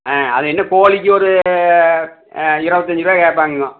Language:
Tamil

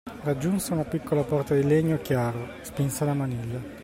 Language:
Italian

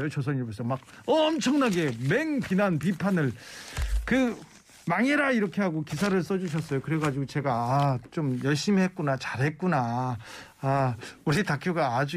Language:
Korean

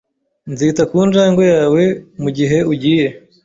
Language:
Kinyarwanda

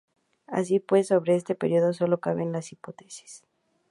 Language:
Spanish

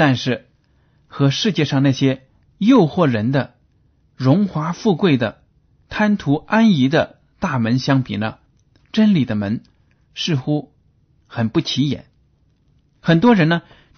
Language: Chinese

